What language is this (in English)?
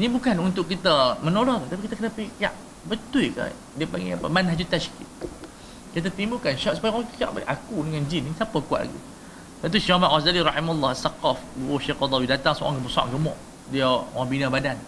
Malay